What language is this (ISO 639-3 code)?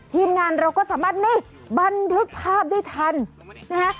tha